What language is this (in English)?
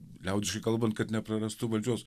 Lithuanian